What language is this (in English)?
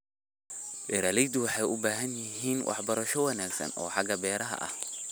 Somali